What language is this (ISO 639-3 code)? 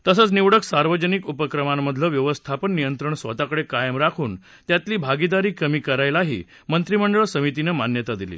mar